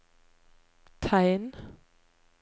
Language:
Norwegian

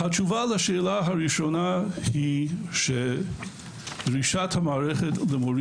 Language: Hebrew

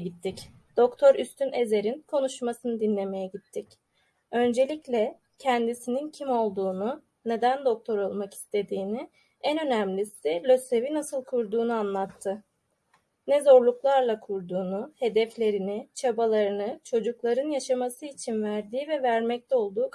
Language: Turkish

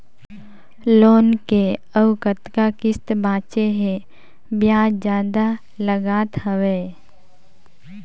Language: Chhattisgarhi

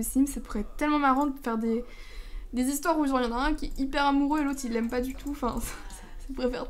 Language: French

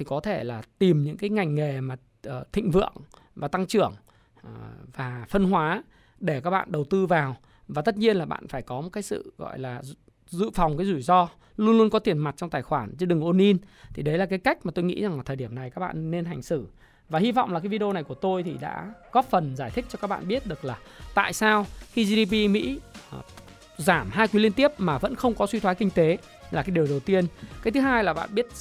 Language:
Vietnamese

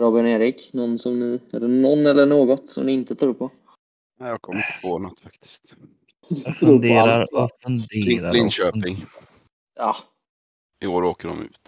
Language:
Swedish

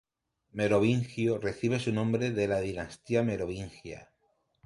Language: Spanish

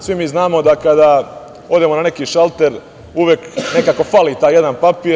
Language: Serbian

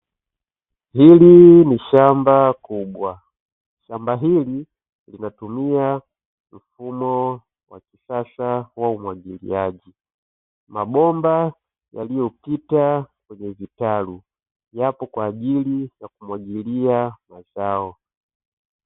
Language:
Swahili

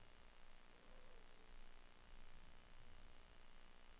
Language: Norwegian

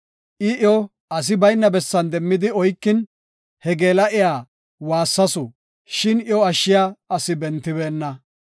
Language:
Gofa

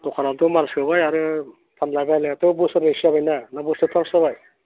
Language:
Bodo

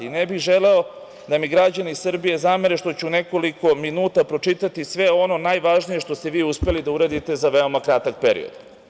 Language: Serbian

